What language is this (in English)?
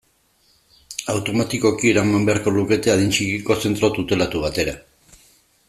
Basque